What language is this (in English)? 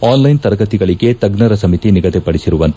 Kannada